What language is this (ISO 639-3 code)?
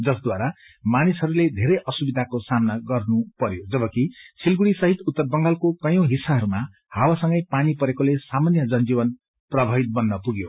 nep